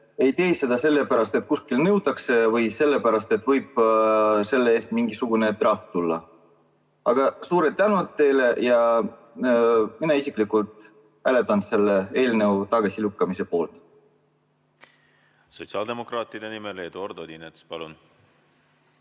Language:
Estonian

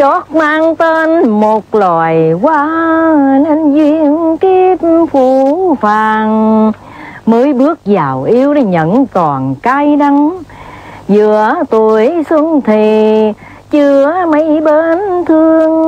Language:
Vietnamese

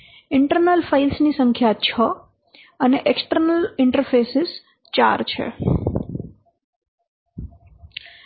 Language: Gujarati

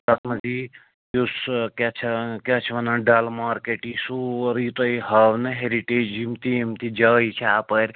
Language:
Kashmiri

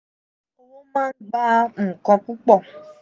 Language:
Yoruba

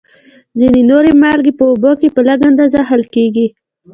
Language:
Pashto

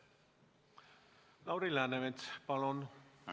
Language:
Estonian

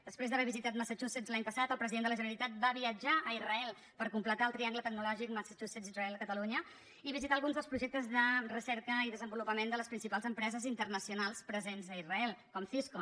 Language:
Catalan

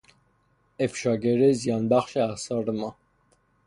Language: Persian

